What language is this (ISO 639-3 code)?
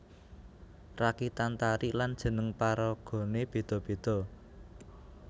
jav